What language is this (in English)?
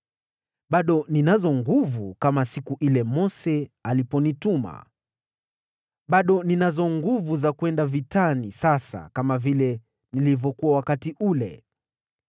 Swahili